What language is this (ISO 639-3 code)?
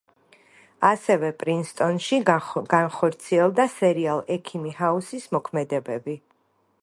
kat